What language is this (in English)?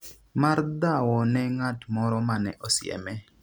Luo (Kenya and Tanzania)